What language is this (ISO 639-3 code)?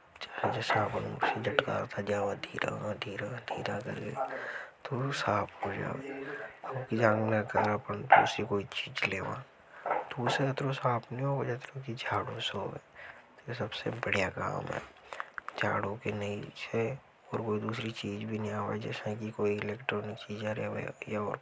hoj